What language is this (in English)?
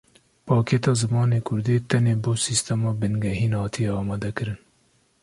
Kurdish